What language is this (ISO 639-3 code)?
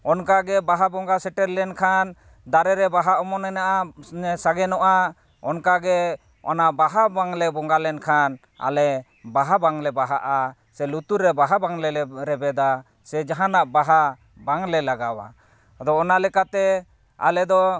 sat